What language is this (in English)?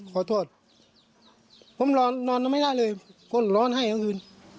Thai